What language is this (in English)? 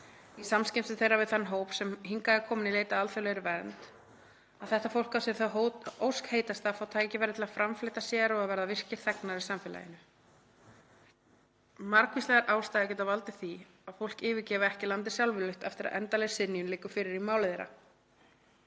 Icelandic